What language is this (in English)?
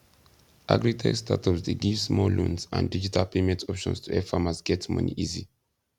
Nigerian Pidgin